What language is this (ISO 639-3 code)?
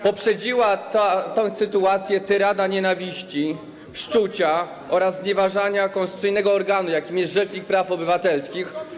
pol